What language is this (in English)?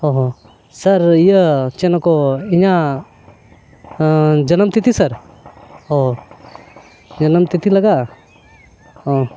Santali